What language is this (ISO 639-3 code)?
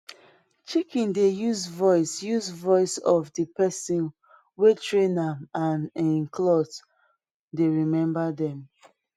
pcm